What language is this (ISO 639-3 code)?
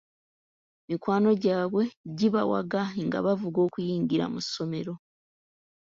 lug